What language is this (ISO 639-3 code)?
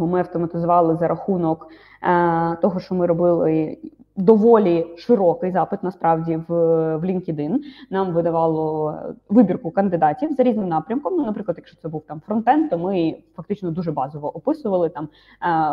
ukr